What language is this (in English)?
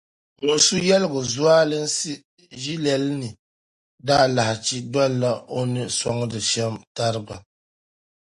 Dagbani